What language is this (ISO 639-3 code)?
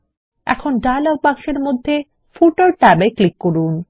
ben